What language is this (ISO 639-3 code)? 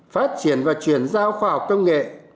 vie